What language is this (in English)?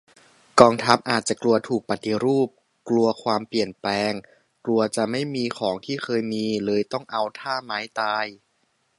Thai